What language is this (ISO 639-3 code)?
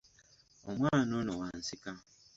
lug